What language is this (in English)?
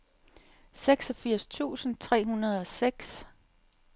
Danish